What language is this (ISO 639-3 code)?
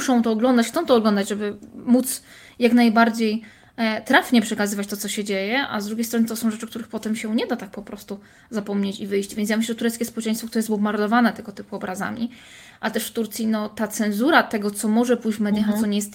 pol